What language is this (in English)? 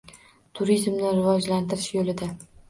Uzbek